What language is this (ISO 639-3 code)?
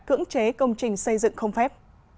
vie